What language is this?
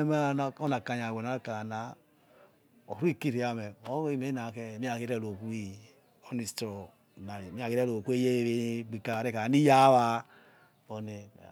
Yekhee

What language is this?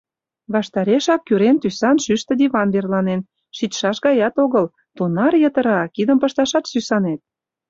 Mari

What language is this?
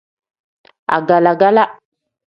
Tem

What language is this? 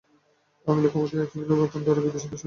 Bangla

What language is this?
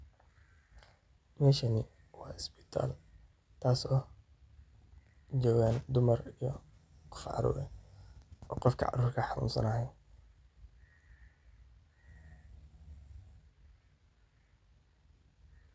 Somali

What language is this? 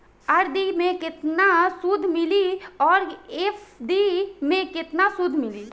Bhojpuri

